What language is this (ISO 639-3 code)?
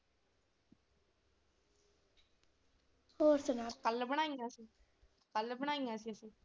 pan